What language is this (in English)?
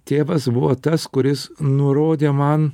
Lithuanian